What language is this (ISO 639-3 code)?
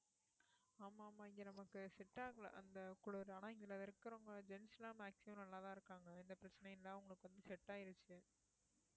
tam